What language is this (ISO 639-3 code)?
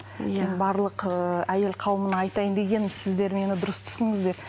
kaz